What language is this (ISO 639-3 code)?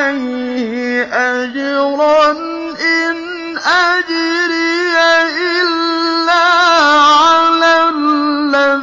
ara